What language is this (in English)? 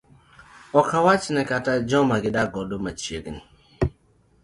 Luo (Kenya and Tanzania)